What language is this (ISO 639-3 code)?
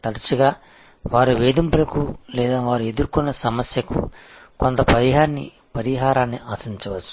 tel